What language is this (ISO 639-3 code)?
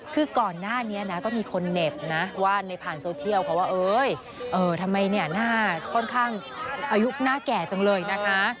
tha